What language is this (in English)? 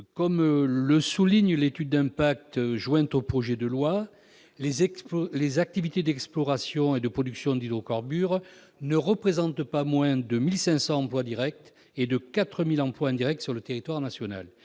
French